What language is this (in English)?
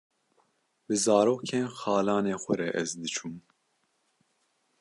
Kurdish